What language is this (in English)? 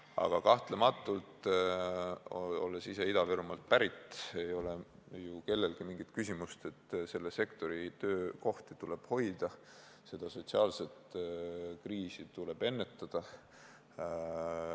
Estonian